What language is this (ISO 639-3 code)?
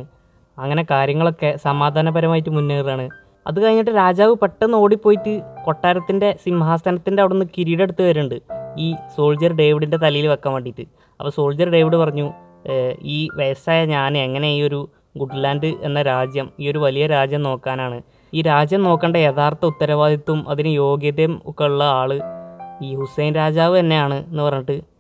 mal